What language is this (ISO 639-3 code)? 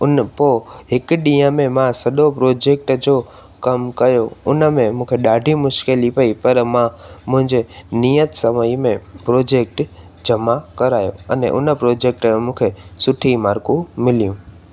snd